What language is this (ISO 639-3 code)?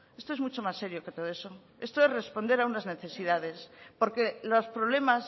spa